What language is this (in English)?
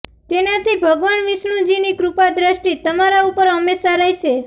Gujarati